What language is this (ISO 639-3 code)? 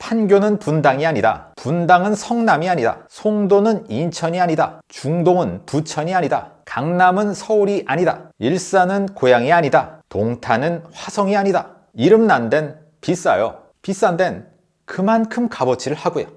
kor